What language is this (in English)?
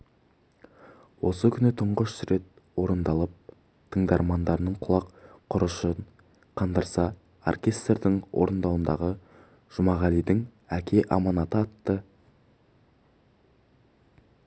Kazakh